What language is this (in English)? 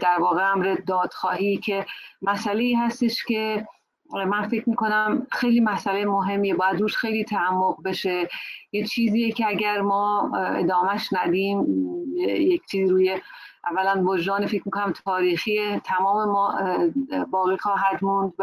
Persian